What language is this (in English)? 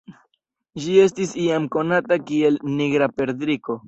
Esperanto